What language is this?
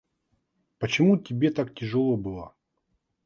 Russian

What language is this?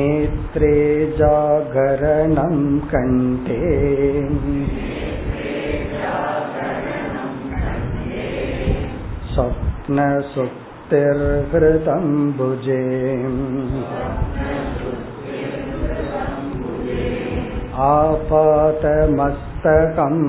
Tamil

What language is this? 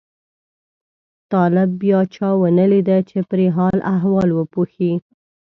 Pashto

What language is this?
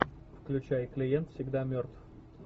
Russian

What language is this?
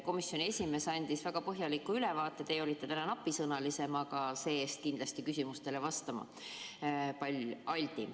Estonian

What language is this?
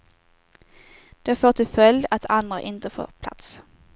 Swedish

